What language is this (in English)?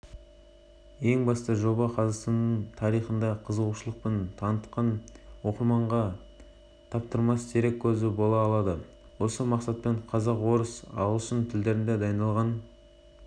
Kazakh